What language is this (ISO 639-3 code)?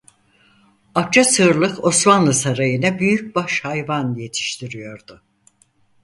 tur